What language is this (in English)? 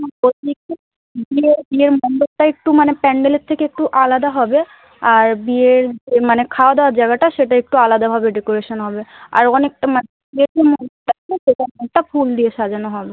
Bangla